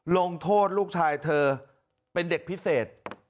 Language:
Thai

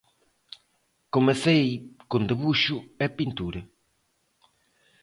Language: Galician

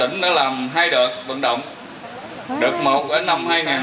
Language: Vietnamese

